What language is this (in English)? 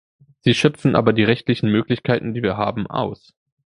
German